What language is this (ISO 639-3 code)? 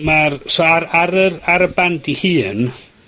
cym